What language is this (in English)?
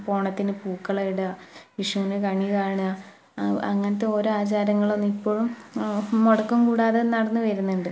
Malayalam